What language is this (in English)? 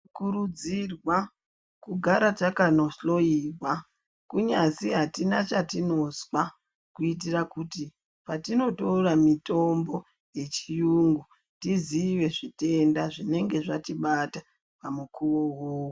Ndau